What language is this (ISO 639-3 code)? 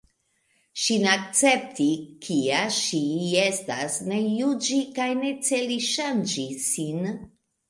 epo